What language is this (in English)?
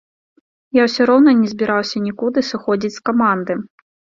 Belarusian